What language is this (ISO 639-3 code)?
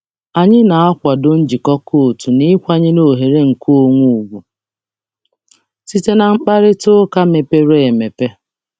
ibo